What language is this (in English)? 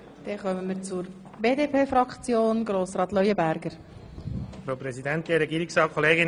Swiss German